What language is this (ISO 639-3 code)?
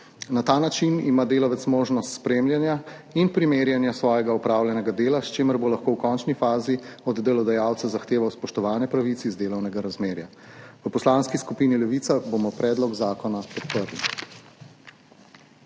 slv